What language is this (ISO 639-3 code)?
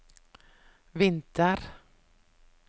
nor